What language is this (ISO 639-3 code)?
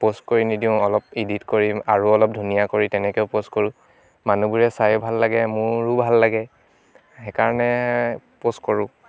asm